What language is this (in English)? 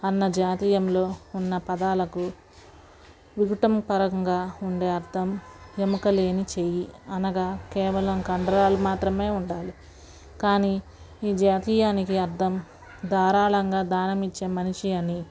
Telugu